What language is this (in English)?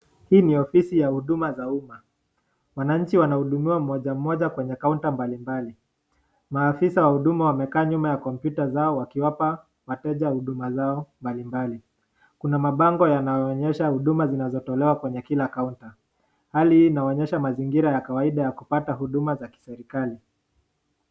Swahili